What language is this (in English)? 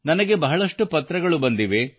Kannada